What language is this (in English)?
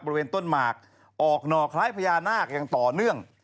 Thai